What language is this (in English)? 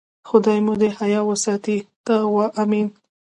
Pashto